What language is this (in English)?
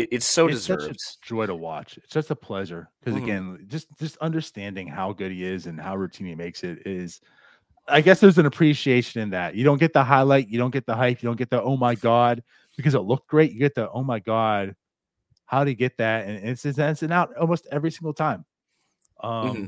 English